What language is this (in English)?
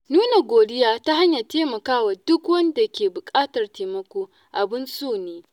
Hausa